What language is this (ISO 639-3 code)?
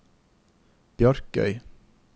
nor